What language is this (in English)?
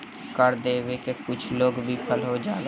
Bhojpuri